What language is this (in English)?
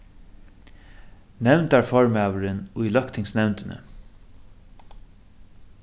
Faroese